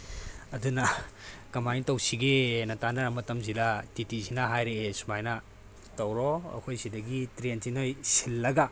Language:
Manipuri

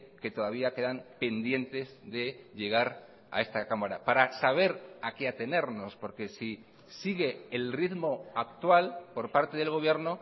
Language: Spanish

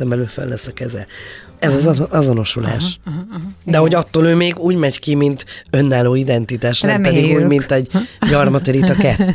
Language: Hungarian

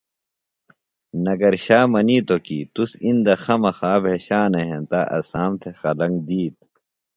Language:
Phalura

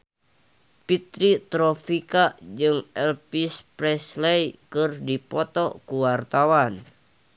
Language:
Sundanese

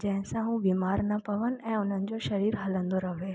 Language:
Sindhi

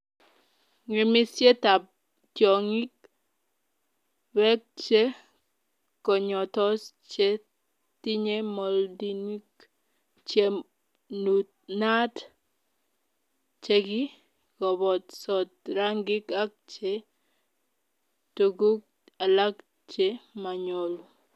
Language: Kalenjin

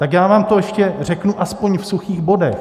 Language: Czech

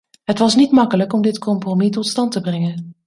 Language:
Dutch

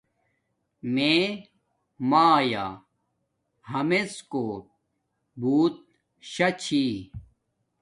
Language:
Domaaki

